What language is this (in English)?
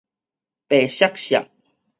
Min Nan Chinese